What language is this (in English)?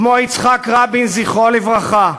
Hebrew